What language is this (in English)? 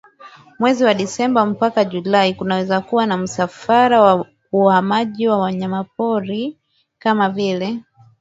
Swahili